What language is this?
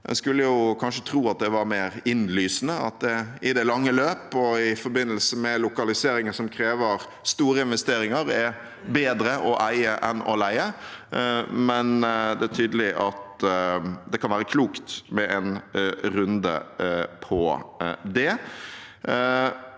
Norwegian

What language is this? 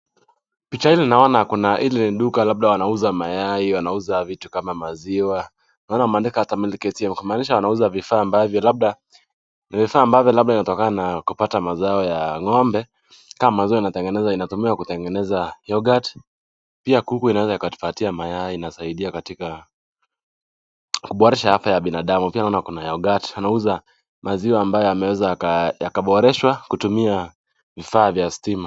Swahili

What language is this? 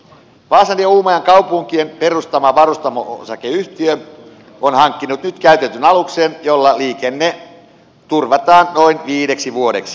Finnish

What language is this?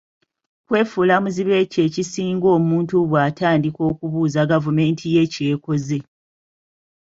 Ganda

